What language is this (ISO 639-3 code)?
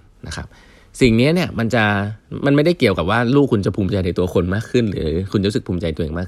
tha